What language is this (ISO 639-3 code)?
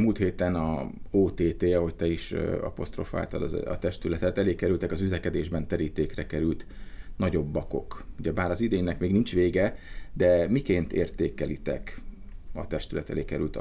hun